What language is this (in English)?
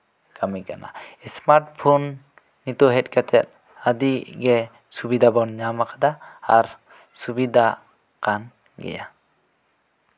Santali